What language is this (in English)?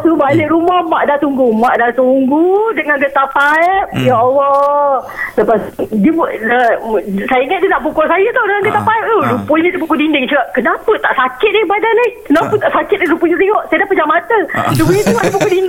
Malay